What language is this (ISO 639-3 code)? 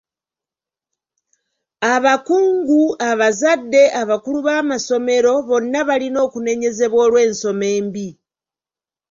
lug